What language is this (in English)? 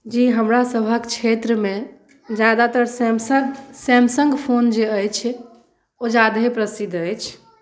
Maithili